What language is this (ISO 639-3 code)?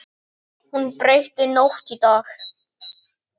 isl